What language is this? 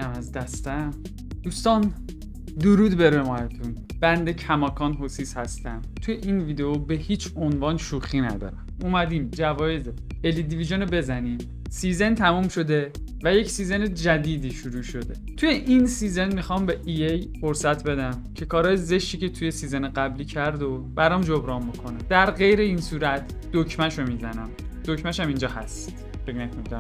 Persian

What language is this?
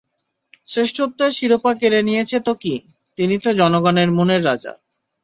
Bangla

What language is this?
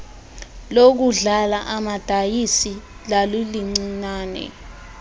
Xhosa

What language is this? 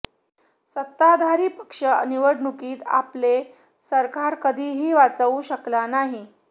Marathi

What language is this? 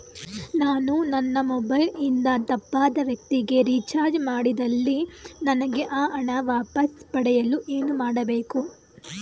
Kannada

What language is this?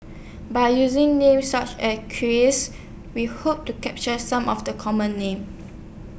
English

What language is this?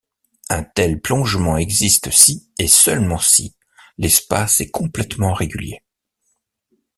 French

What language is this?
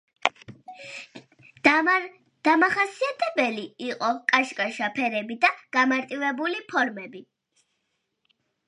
Georgian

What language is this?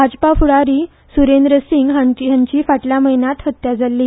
Konkani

